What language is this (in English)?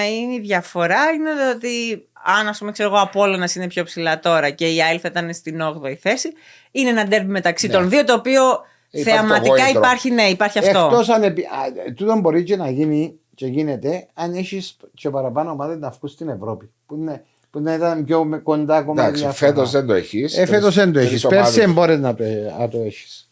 Greek